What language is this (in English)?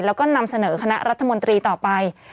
Thai